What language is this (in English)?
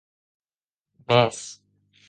Occitan